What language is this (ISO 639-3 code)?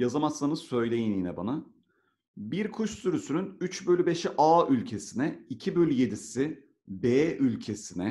tur